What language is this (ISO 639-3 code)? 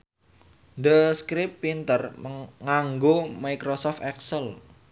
jav